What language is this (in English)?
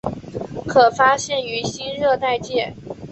Chinese